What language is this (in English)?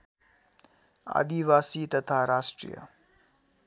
Nepali